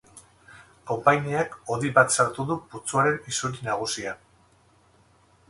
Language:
Basque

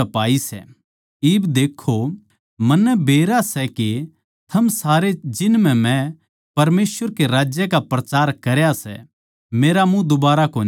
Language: Haryanvi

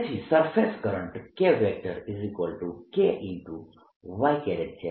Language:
Gujarati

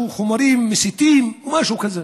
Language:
Hebrew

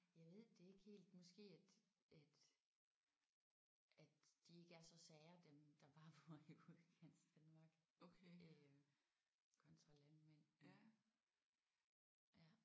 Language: Danish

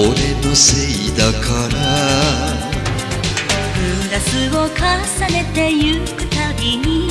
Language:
Japanese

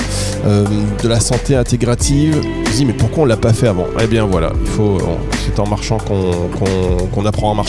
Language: French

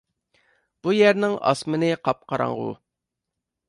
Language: Uyghur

